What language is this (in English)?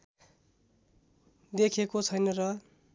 Nepali